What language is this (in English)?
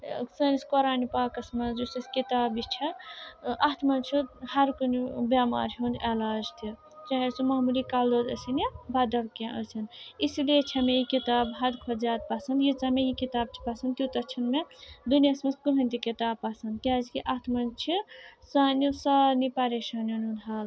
Kashmiri